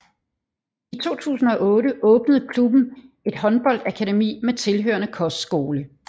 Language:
Danish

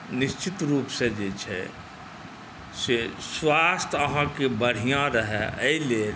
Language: Maithili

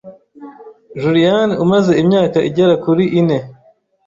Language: Kinyarwanda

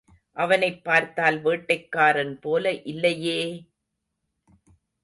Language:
Tamil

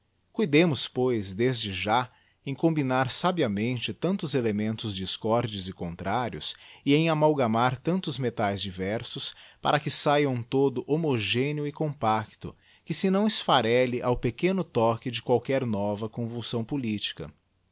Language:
Portuguese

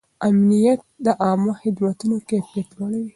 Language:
Pashto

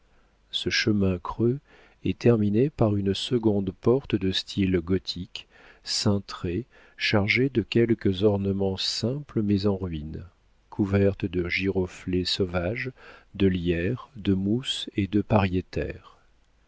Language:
French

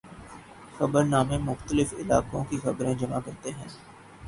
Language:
Urdu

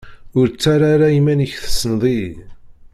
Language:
Kabyle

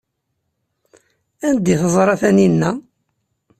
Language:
Kabyle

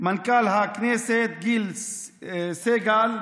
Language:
Hebrew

